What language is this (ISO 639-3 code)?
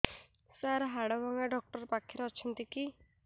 ori